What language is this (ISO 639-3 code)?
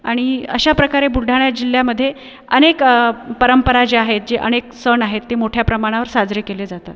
mar